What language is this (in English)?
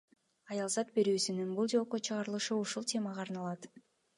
Kyrgyz